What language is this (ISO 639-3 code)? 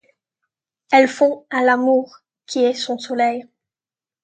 fra